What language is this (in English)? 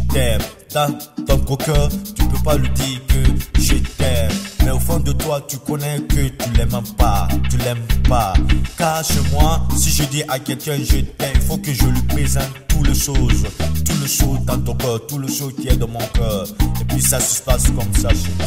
French